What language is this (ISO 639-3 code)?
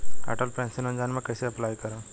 bho